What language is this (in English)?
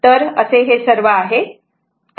Marathi